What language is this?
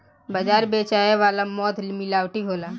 Bhojpuri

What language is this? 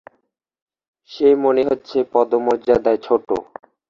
Bangla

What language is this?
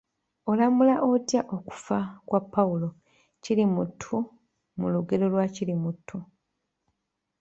Ganda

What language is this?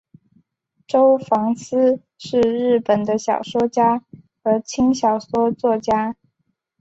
Chinese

